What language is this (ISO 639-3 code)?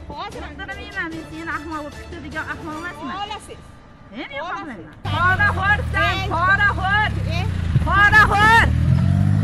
tur